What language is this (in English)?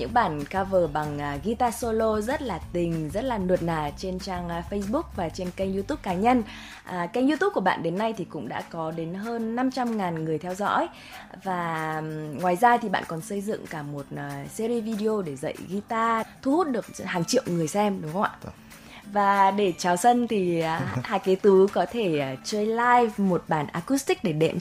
Vietnamese